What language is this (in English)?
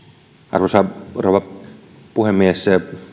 Finnish